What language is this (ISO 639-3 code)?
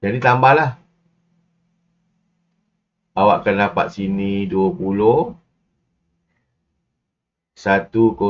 msa